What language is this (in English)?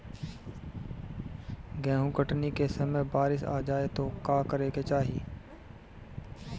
Bhojpuri